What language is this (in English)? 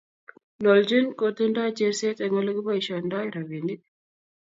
Kalenjin